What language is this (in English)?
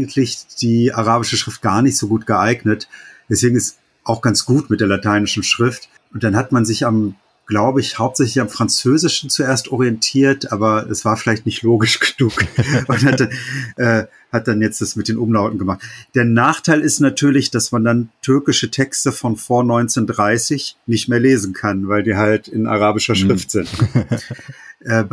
German